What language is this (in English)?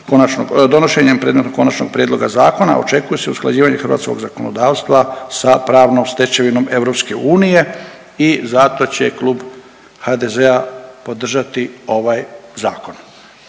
Croatian